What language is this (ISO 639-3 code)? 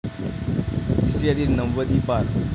mar